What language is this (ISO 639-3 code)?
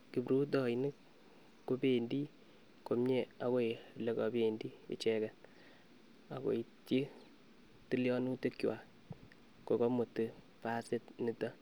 kln